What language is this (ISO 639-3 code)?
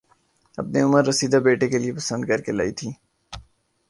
urd